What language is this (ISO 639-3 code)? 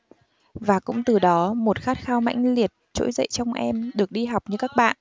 vie